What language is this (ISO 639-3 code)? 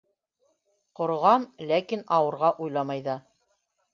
bak